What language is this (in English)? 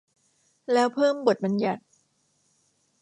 Thai